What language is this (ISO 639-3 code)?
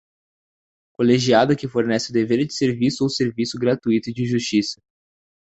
por